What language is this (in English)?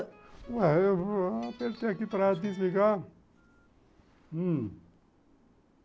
Portuguese